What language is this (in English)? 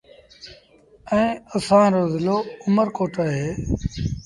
Sindhi Bhil